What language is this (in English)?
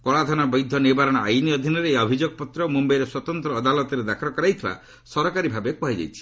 Odia